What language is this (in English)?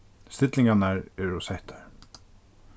Faroese